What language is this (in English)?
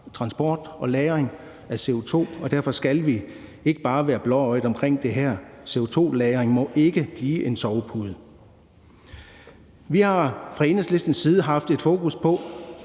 Danish